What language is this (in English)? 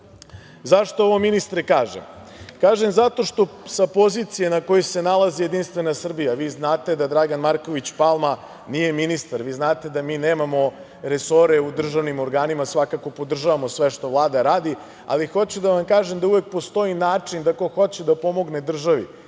Serbian